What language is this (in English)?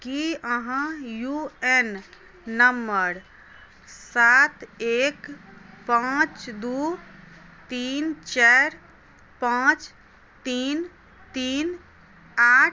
Maithili